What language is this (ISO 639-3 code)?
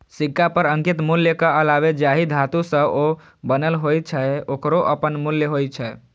mai